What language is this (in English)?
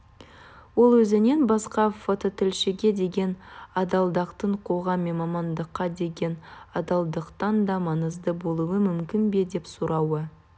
Kazakh